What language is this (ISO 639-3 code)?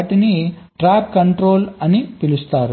tel